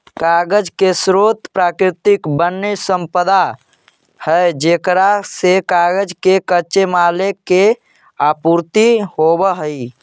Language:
Magahi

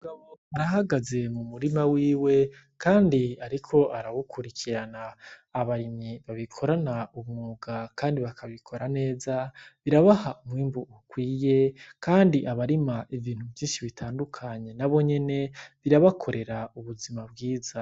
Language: Rundi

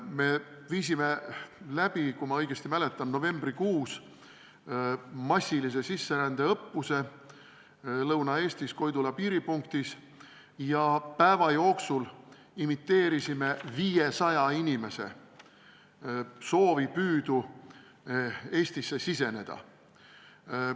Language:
Estonian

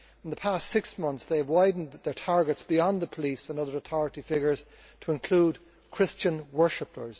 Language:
English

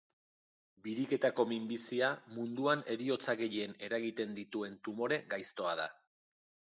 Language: Basque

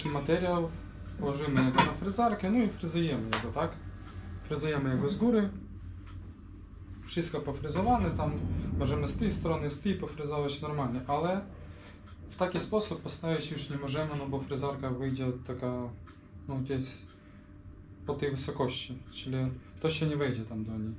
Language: Polish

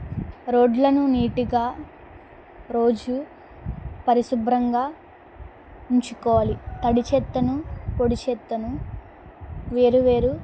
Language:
Telugu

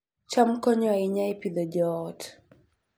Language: Luo (Kenya and Tanzania)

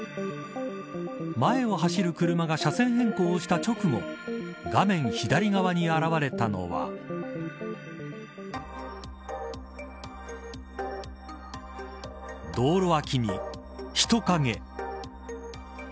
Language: Japanese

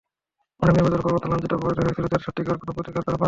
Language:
Bangla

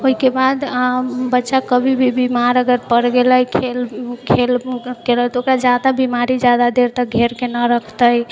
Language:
Maithili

